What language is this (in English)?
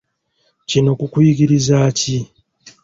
Ganda